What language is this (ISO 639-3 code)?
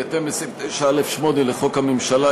heb